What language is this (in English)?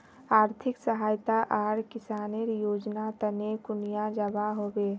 Magahi